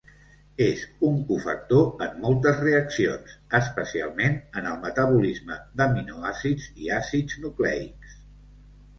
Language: Catalan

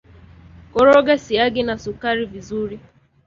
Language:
Swahili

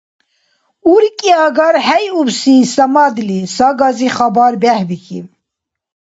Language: Dargwa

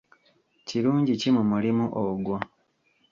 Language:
Ganda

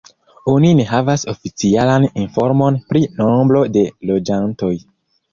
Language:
Esperanto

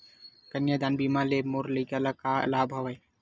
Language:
Chhattisgarhi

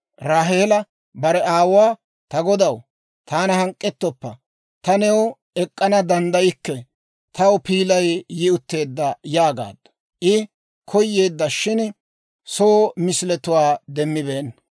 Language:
Dawro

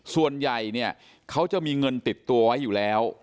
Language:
Thai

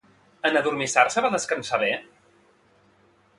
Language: Catalan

